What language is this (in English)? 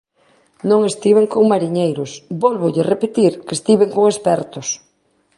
Galician